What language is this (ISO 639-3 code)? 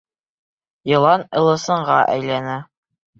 bak